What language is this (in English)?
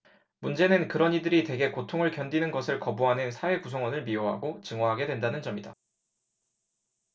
Korean